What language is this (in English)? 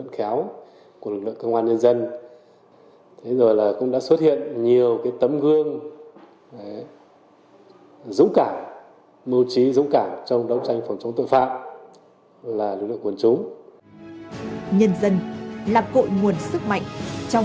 Vietnamese